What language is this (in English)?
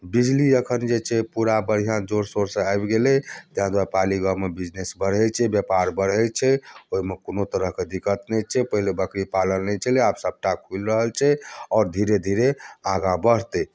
Maithili